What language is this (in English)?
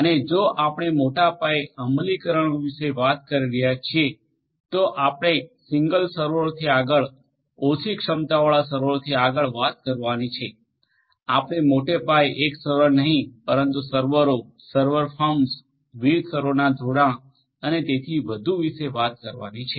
Gujarati